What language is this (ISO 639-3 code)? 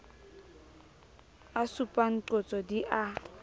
sot